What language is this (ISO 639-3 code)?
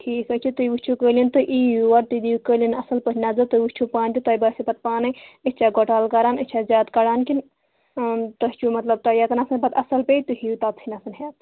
kas